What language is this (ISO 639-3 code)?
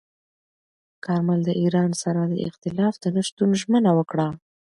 pus